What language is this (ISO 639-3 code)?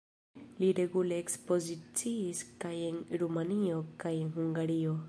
epo